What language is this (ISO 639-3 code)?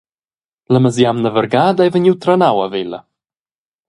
roh